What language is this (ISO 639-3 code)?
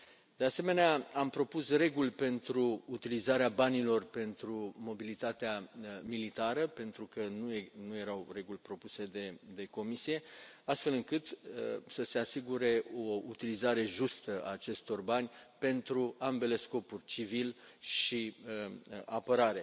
ron